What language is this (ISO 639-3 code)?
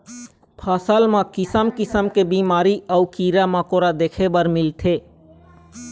hne